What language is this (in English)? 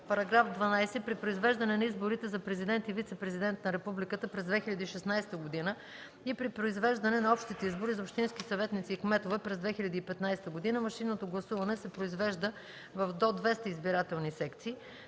Bulgarian